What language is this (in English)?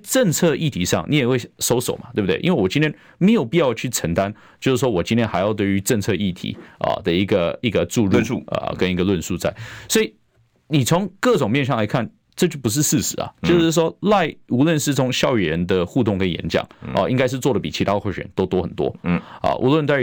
Chinese